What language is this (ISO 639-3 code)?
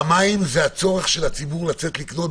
heb